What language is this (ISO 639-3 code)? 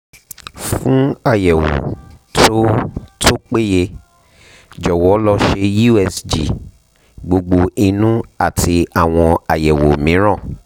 yor